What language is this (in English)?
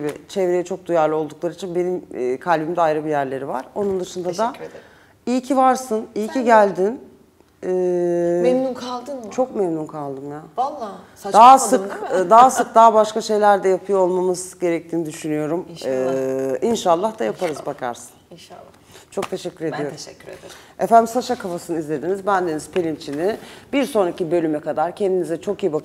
Turkish